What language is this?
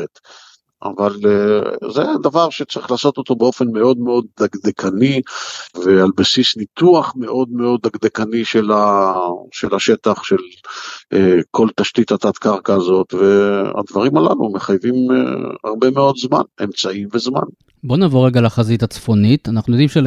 Hebrew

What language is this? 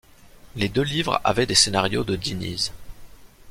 French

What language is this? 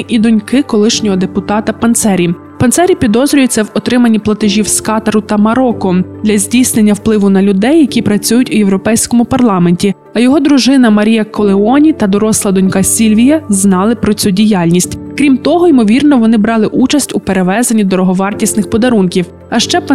Ukrainian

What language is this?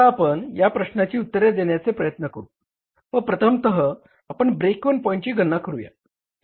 Marathi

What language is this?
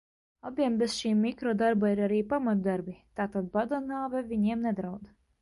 Latvian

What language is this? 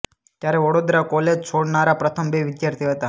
Gujarati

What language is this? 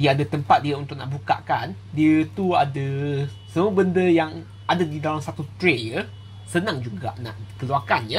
Malay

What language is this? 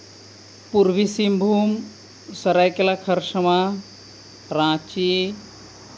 Santali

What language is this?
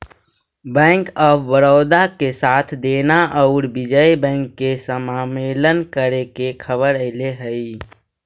Magahi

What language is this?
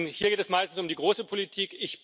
German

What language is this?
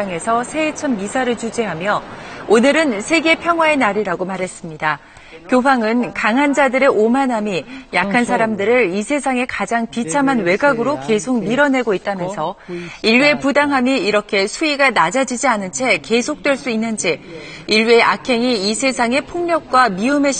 Korean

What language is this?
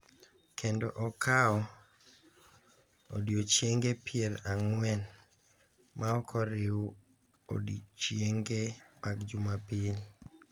Luo (Kenya and Tanzania)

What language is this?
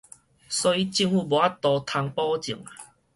Min Nan Chinese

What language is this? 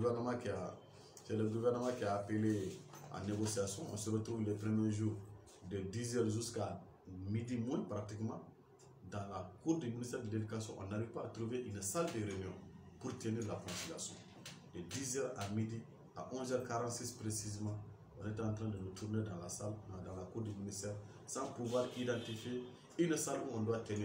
French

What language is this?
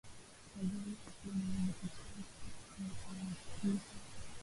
Swahili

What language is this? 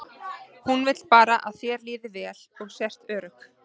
Icelandic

